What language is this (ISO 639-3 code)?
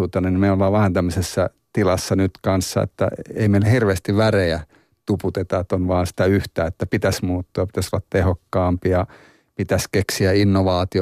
fin